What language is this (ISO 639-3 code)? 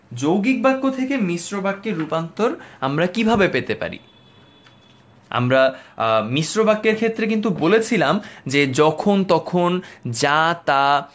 ben